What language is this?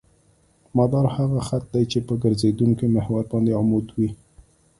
Pashto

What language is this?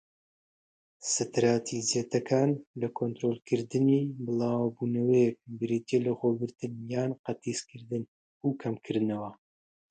Central Kurdish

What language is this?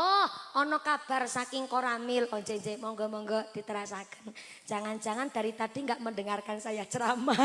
Indonesian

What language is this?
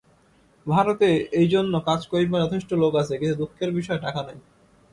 Bangla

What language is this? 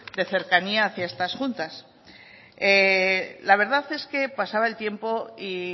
Spanish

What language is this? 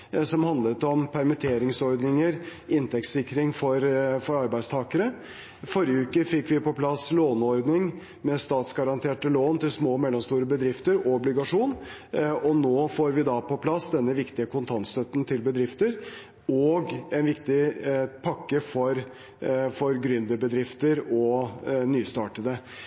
Norwegian Bokmål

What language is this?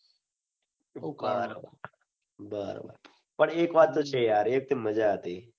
Gujarati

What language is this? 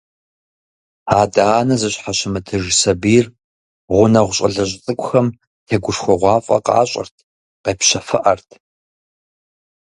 Kabardian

